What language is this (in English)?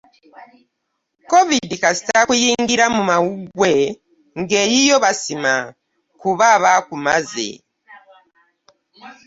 Ganda